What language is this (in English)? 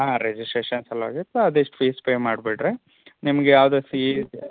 Kannada